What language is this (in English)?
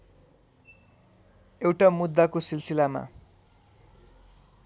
Nepali